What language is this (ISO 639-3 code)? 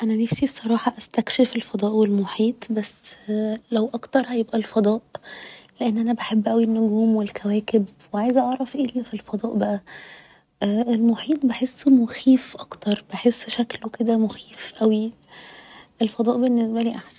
arz